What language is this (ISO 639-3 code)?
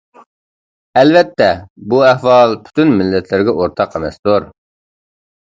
uig